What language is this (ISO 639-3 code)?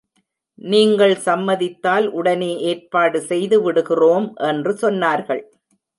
tam